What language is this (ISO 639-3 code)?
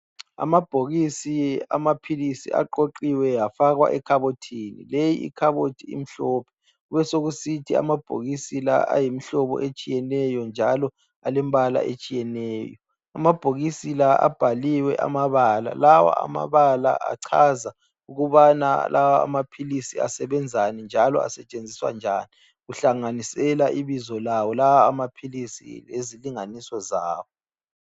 nde